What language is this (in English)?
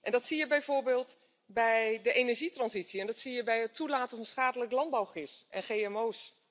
Dutch